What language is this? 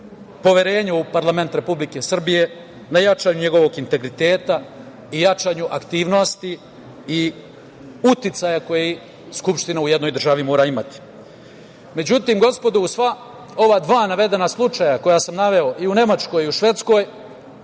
Serbian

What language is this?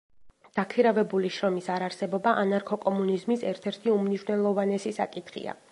Georgian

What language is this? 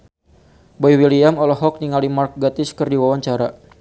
Sundanese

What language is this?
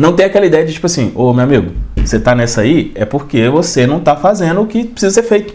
Portuguese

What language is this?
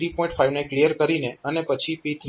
Gujarati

